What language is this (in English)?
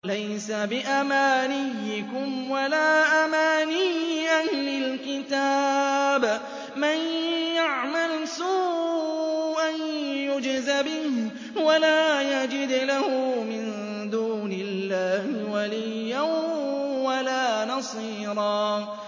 Arabic